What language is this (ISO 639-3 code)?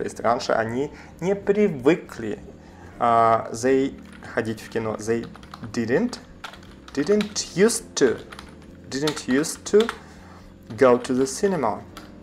rus